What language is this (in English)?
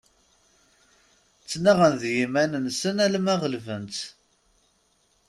Kabyle